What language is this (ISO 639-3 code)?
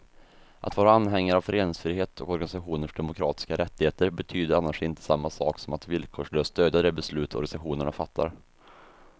swe